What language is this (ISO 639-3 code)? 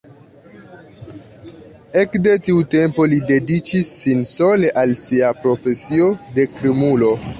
epo